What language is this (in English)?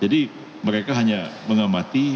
Indonesian